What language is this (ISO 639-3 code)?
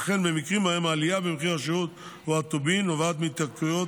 heb